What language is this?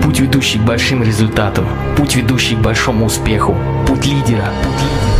Russian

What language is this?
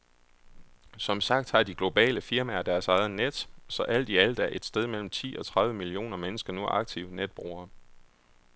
Danish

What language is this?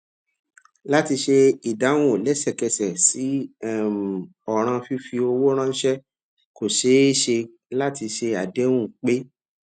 Yoruba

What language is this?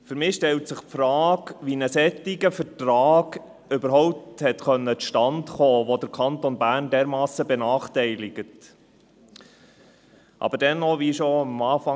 Swiss German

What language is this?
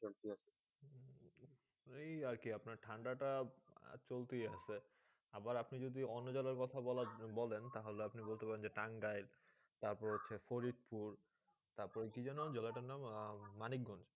Bangla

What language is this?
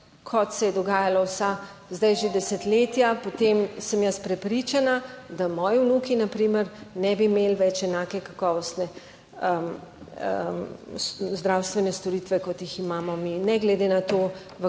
Slovenian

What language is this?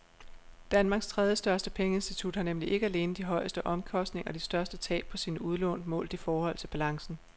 Danish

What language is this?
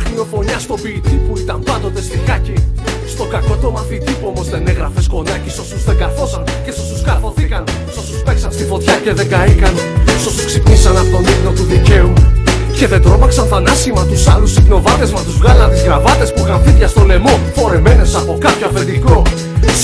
Greek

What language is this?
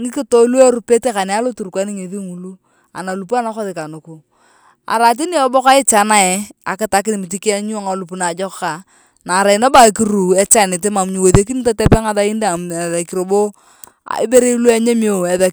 Turkana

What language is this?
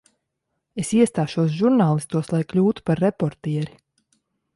Latvian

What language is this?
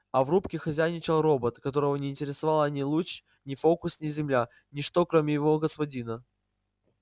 Russian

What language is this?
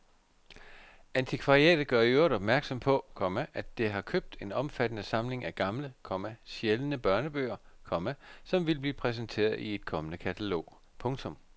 Danish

